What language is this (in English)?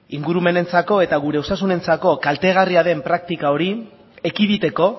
Basque